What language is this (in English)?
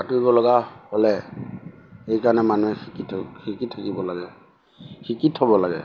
Assamese